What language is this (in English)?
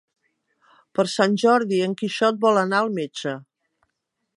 Catalan